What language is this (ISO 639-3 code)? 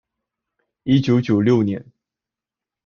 zho